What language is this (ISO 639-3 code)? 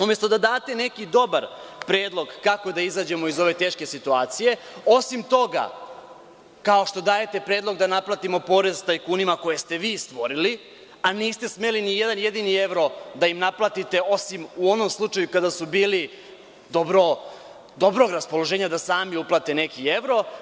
srp